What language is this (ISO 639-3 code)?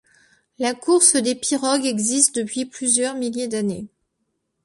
fra